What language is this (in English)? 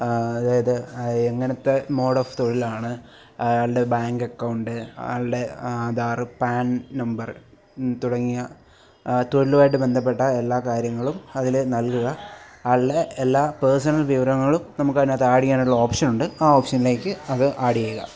Malayalam